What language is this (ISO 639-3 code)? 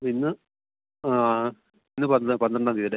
mal